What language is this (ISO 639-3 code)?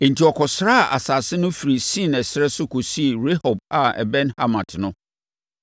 aka